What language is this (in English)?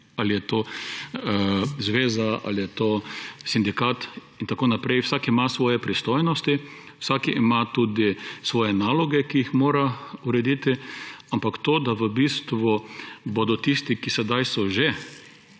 Slovenian